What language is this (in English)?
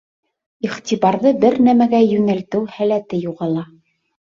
Bashkir